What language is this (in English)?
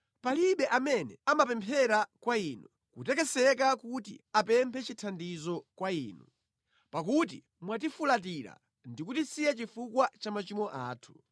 Nyanja